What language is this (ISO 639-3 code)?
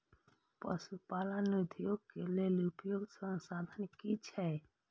mai